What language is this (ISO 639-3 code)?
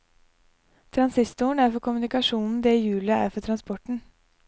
nor